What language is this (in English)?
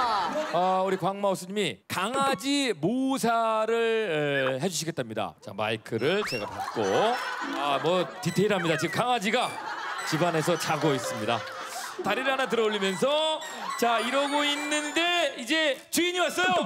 Korean